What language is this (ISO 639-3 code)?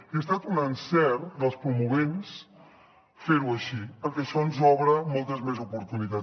cat